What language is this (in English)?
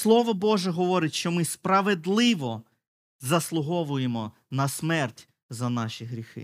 Ukrainian